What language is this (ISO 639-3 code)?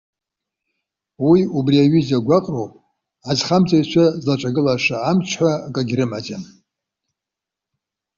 abk